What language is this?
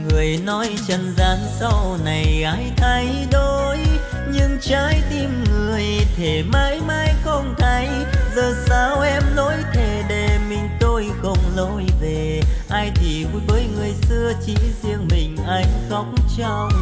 Vietnamese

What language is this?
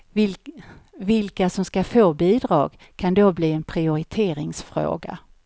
Swedish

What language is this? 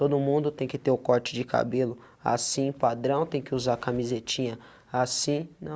Portuguese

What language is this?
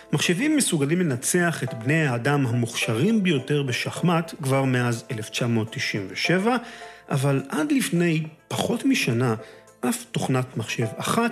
Hebrew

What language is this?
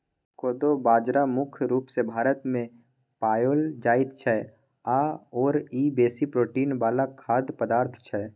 Maithili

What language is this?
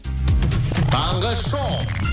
Kazakh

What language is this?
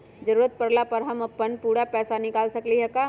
Magahi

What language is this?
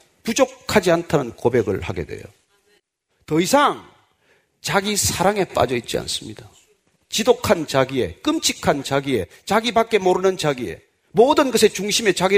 Korean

